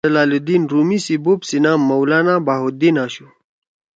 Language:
Torwali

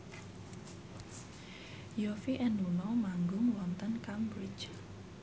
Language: Javanese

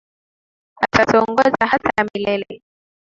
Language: Swahili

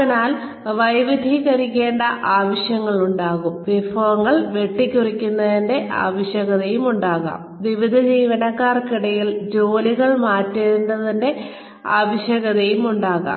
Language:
Malayalam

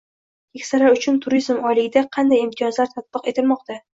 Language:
Uzbek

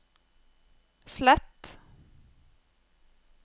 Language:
Norwegian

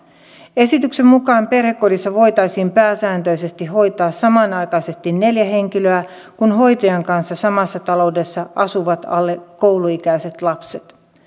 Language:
Finnish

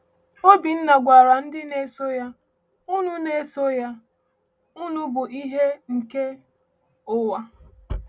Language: Igbo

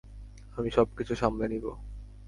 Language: Bangla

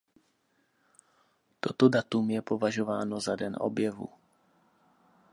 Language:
Czech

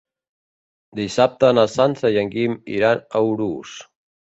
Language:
Catalan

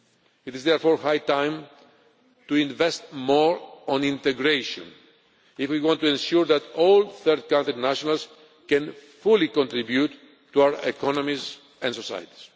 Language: English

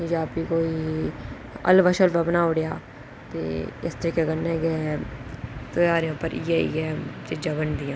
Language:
Dogri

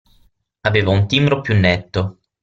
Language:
Italian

